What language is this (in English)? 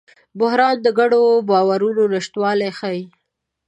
Pashto